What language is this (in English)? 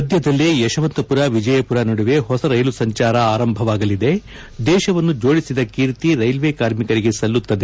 Kannada